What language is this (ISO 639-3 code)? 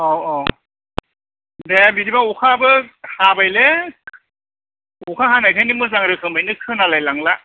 brx